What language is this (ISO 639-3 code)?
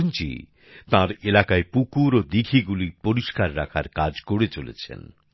ben